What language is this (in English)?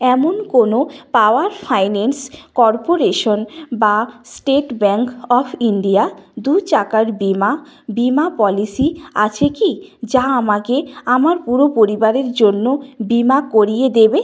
Bangla